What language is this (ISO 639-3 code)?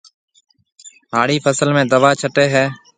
mve